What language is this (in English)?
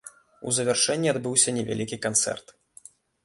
Belarusian